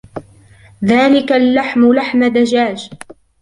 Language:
Arabic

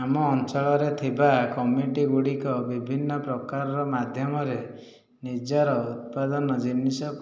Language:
Odia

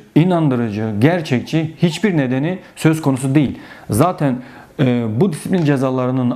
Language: Turkish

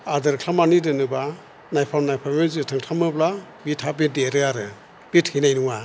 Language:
Bodo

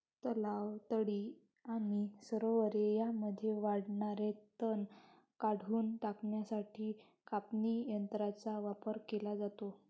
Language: Marathi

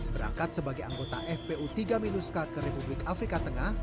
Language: Indonesian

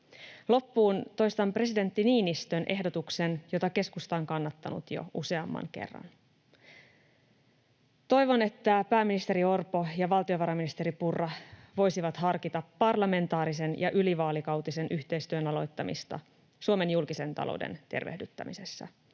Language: Finnish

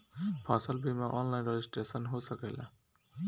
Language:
Bhojpuri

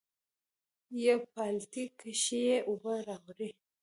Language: Pashto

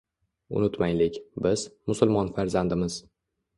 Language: Uzbek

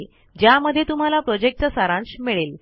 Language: Marathi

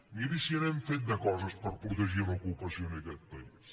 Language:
Catalan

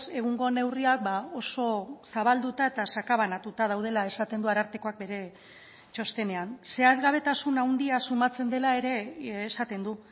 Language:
Basque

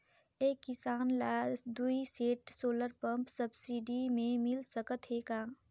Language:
Chhattisgarhi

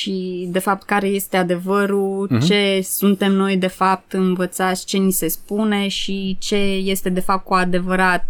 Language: Romanian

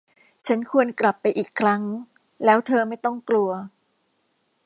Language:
Thai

